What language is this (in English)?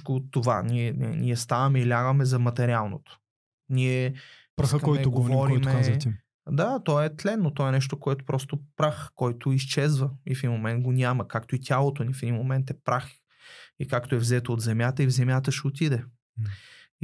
Bulgarian